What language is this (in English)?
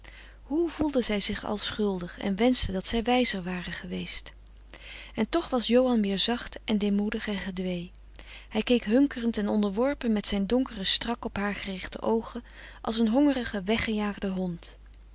Dutch